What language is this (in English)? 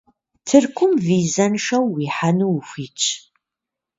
Kabardian